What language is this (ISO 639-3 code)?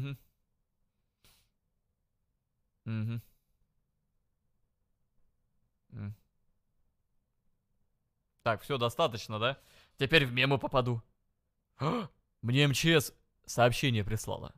rus